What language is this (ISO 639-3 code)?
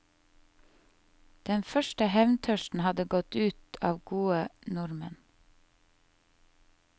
nor